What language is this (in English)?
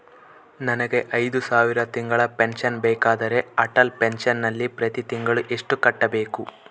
Kannada